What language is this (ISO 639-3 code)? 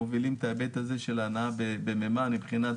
heb